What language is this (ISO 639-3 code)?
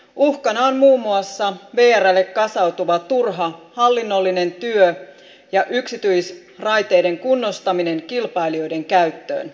fin